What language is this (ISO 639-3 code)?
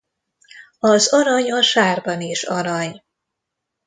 hun